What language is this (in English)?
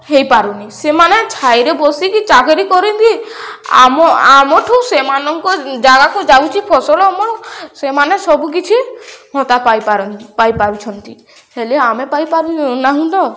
Odia